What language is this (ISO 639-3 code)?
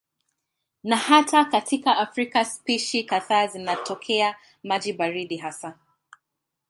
swa